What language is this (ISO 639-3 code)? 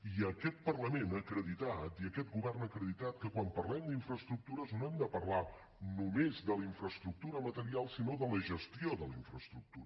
cat